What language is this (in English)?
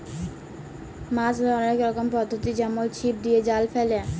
Bangla